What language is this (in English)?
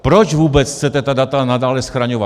Czech